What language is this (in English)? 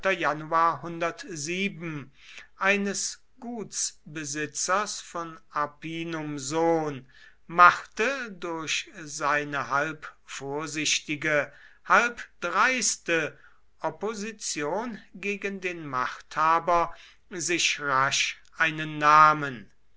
German